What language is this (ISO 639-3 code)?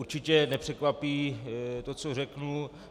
ces